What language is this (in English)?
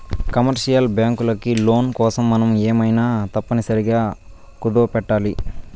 Telugu